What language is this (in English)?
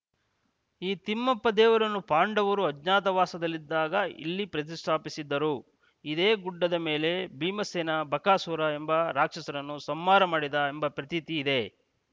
Kannada